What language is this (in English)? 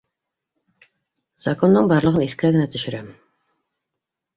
Bashkir